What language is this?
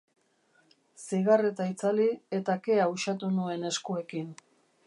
Basque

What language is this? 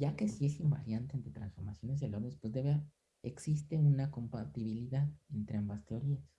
Spanish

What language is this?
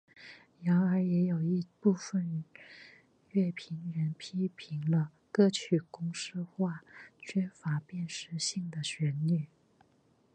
Chinese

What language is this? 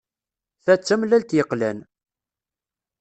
Kabyle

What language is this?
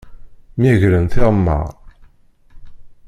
Kabyle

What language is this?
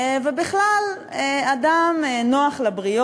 Hebrew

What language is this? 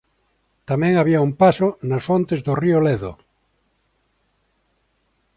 Galician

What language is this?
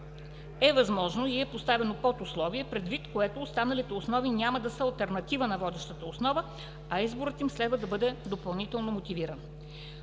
Bulgarian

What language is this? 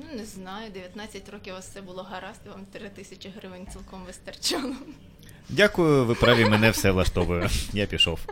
Ukrainian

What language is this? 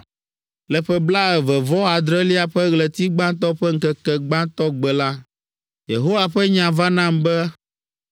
Ewe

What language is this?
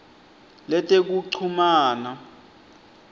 Swati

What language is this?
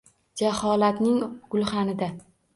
Uzbek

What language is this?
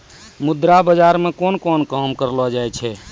Maithili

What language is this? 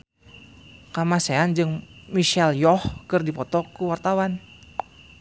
Sundanese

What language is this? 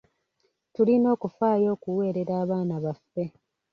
Ganda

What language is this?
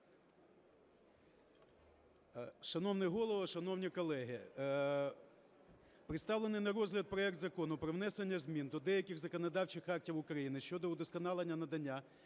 Ukrainian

